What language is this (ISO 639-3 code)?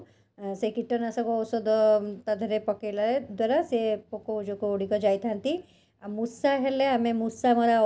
ori